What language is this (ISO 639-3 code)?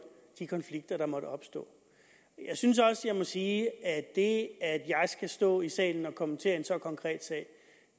dan